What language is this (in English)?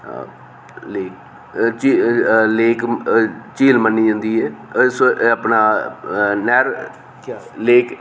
Dogri